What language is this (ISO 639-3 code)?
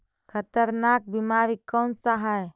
mag